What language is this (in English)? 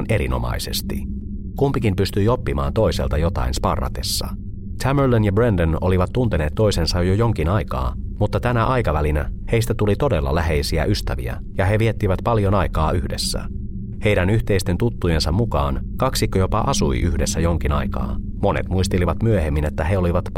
Finnish